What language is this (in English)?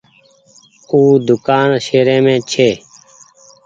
Goaria